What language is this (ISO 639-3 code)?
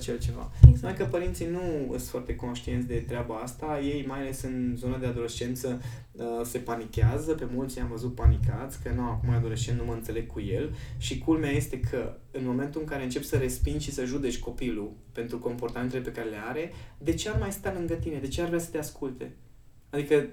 ron